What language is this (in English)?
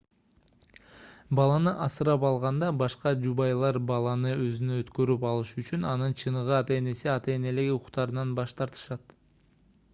Kyrgyz